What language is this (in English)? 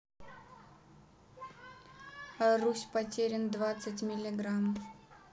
Russian